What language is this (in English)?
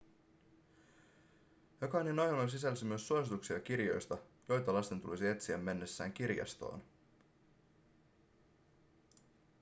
Finnish